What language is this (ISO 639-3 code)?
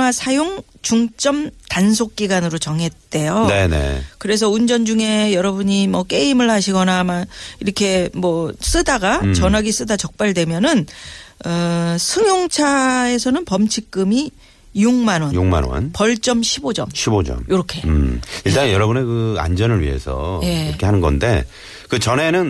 kor